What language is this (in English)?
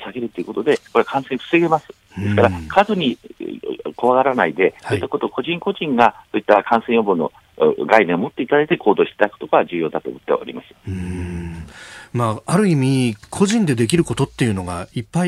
Japanese